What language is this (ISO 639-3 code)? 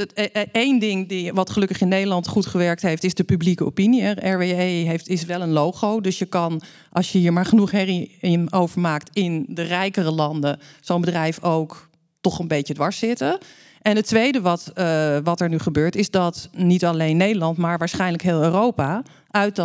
nld